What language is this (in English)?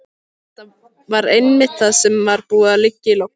Icelandic